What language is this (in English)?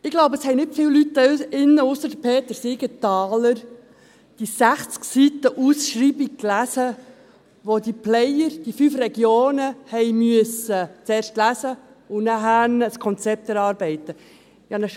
Swiss German